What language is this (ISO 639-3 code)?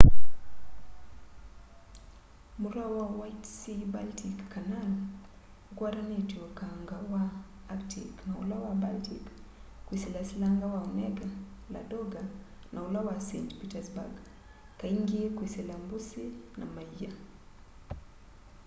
kam